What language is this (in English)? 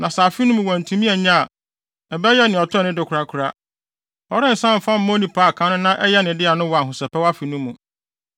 Akan